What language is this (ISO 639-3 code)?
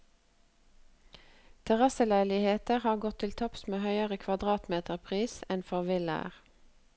nor